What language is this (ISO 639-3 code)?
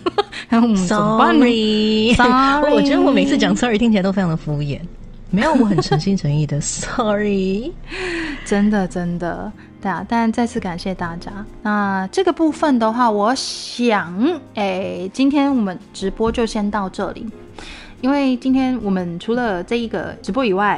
zho